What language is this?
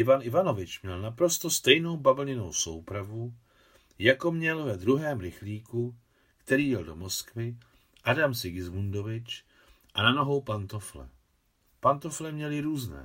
Czech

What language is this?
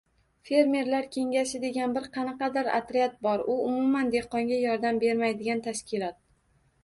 Uzbek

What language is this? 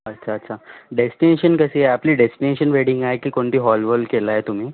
Marathi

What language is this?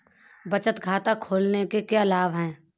Hindi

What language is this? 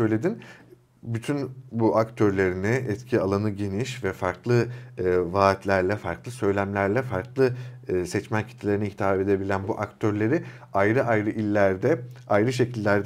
Turkish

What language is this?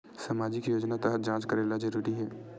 Chhattisgarhi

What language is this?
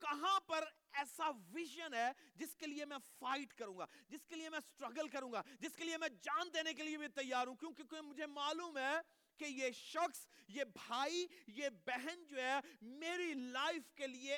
Urdu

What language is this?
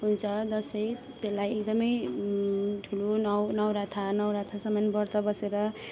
Nepali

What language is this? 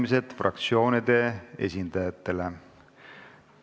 Estonian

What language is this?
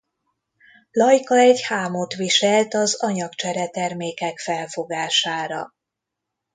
Hungarian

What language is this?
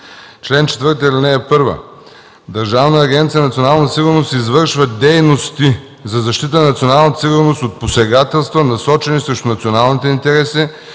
Bulgarian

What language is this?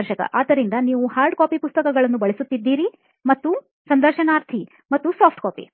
Kannada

